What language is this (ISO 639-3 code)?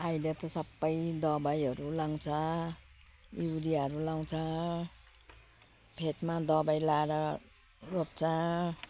nep